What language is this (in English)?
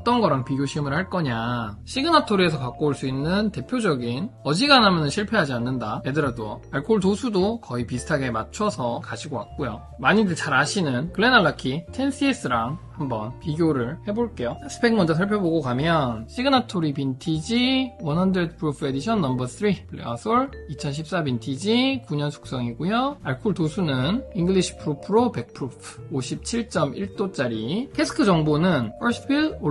Korean